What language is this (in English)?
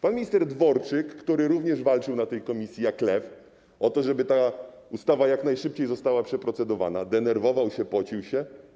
Polish